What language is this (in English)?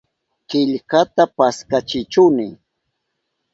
Southern Pastaza Quechua